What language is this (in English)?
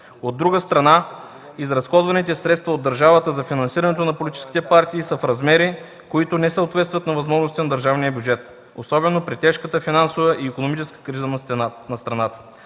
Bulgarian